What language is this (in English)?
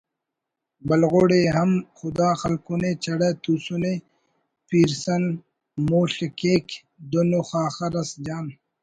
Brahui